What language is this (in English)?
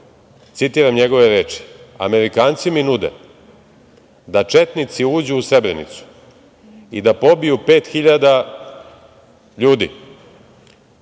Serbian